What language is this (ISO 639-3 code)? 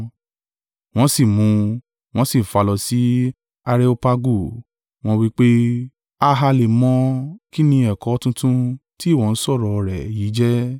yor